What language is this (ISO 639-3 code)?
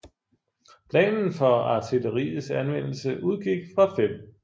dan